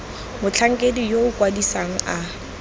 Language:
Tswana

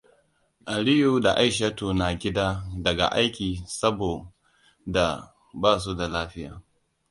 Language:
Hausa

